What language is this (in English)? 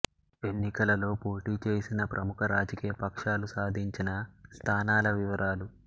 Telugu